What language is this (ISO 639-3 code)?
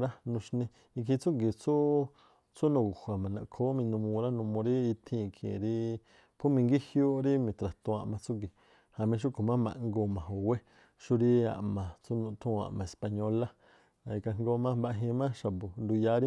tpl